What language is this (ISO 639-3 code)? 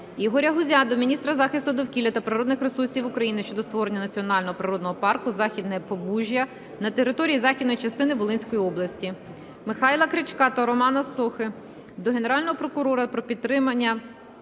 ukr